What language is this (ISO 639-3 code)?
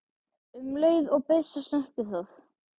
isl